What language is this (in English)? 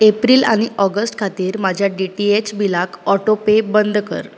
Konkani